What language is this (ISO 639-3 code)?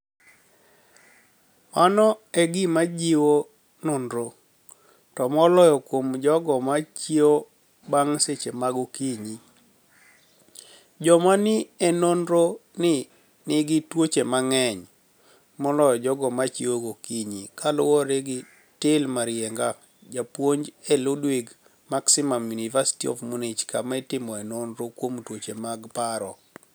luo